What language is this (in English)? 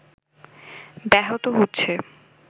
Bangla